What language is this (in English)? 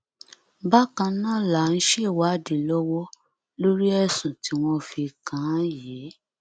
Yoruba